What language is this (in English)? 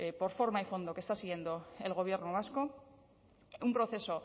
Spanish